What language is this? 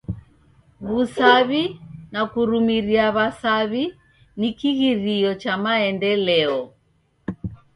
Taita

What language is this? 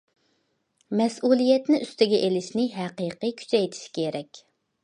Uyghur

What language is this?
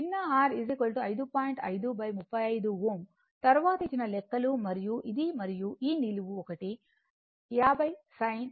Telugu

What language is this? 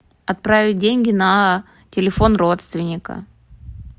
Russian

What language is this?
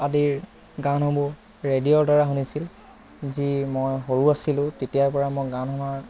Assamese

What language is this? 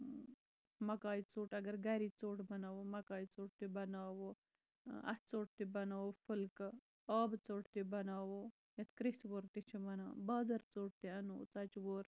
Kashmiri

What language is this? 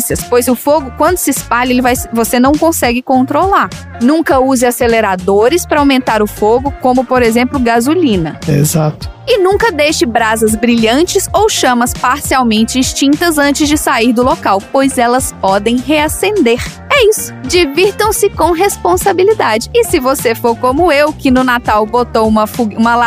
Portuguese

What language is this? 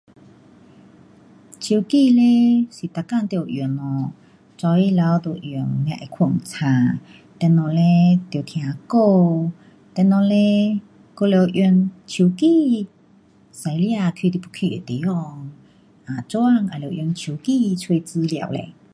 Pu-Xian Chinese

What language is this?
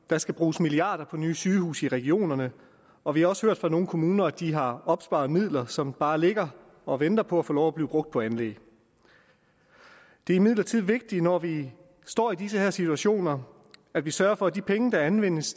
Danish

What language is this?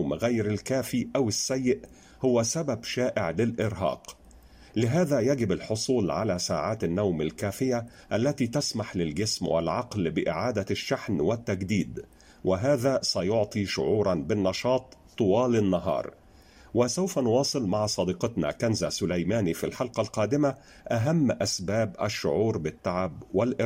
Arabic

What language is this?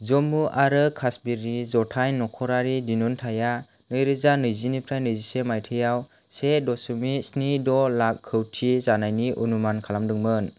Bodo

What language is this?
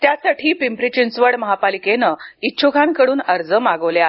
Marathi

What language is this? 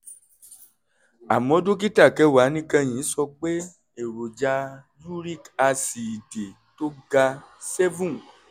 Yoruba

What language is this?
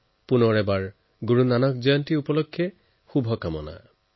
Assamese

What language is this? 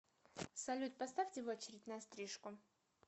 Russian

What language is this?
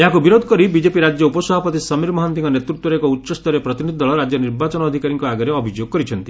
Odia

